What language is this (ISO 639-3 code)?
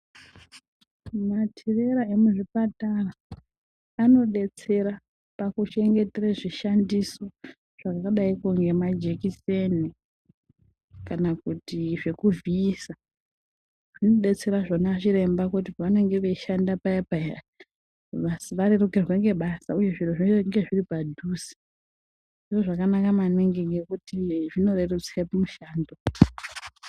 ndc